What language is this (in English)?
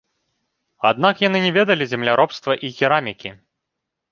Belarusian